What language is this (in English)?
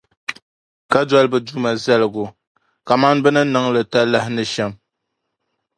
Dagbani